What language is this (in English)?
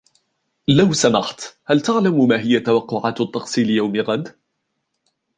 Arabic